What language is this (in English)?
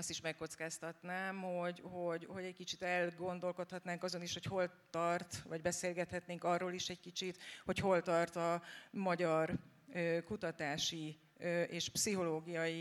Hungarian